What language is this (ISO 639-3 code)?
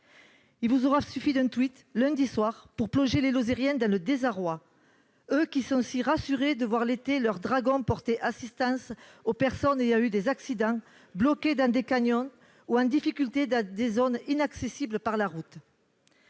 fra